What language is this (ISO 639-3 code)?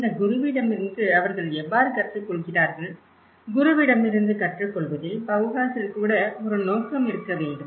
tam